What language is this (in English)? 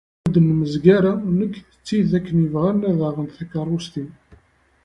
Kabyle